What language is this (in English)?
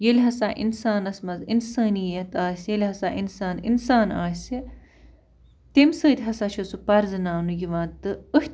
Kashmiri